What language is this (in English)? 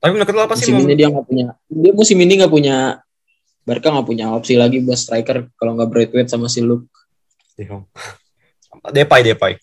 Indonesian